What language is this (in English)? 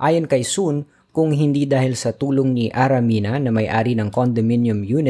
Filipino